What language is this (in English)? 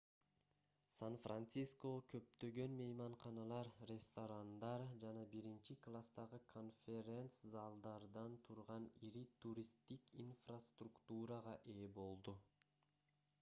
Kyrgyz